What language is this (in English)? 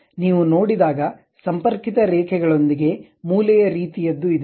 Kannada